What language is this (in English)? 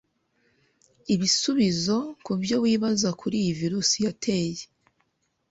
Kinyarwanda